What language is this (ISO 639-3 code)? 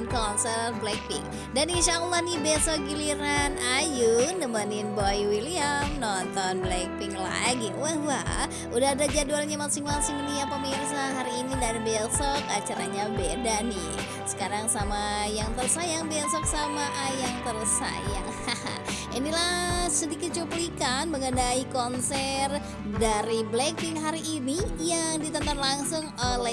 ind